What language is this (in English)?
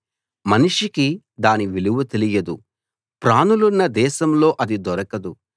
Telugu